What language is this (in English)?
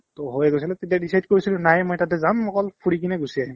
Assamese